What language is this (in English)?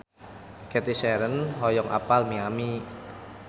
Sundanese